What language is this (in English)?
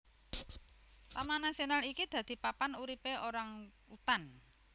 Javanese